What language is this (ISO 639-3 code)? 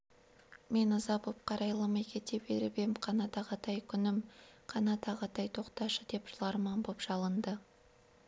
kaz